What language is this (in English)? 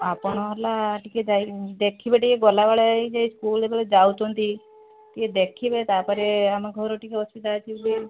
Odia